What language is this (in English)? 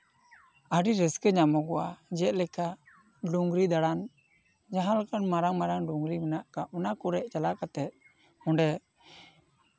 Santali